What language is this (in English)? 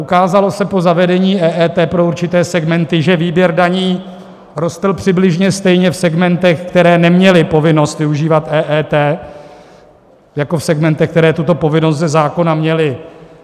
Czech